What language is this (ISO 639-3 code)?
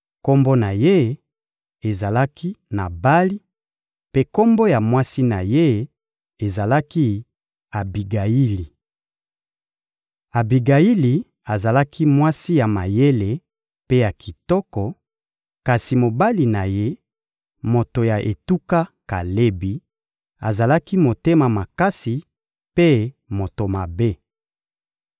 lin